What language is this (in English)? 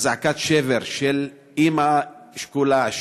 Hebrew